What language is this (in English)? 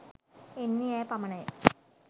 Sinhala